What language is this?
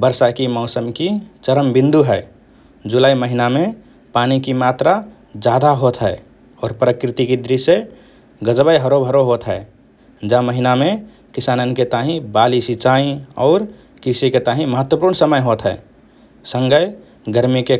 Rana Tharu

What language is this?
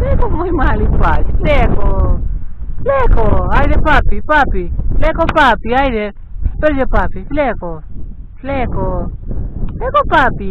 Romanian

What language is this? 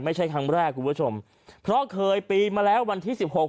Thai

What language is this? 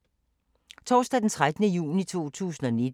Danish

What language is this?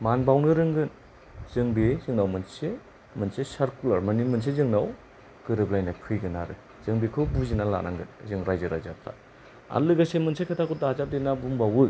Bodo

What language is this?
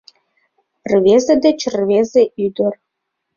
Mari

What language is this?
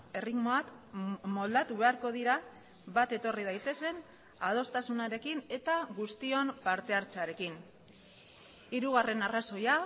Basque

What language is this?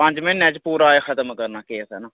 Dogri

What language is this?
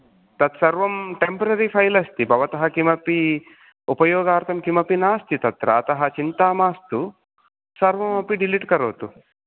Sanskrit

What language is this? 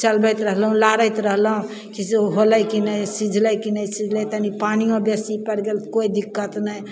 Maithili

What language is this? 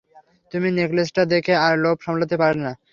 Bangla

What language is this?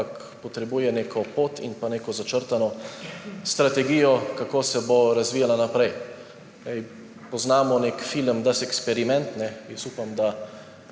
Slovenian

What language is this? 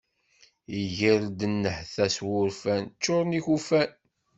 Kabyle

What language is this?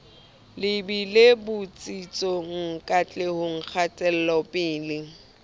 Southern Sotho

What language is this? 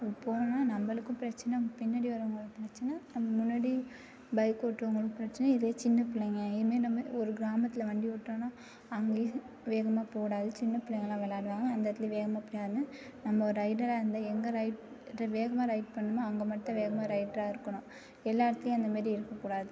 Tamil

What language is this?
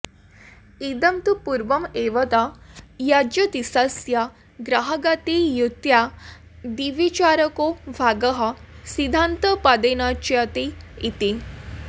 Sanskrit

